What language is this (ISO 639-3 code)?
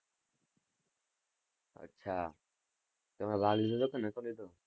guj